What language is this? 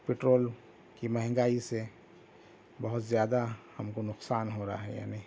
Urdu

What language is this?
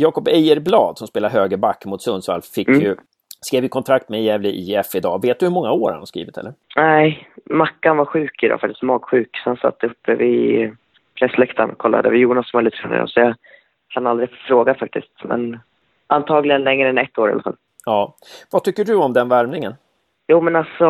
Swedish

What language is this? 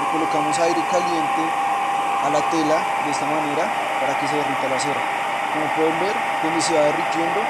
Spanish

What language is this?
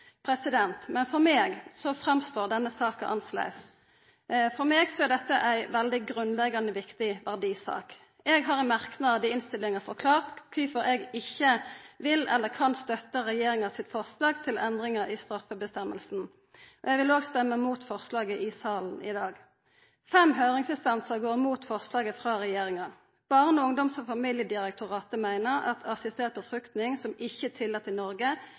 Norwegian Nynorsk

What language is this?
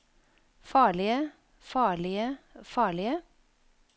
Norwegian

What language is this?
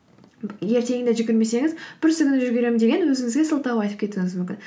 Kazakh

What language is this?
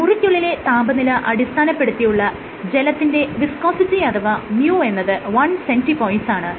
Malayalam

